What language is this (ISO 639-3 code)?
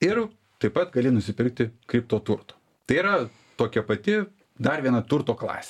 lit